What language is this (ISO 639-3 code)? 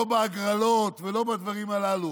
heb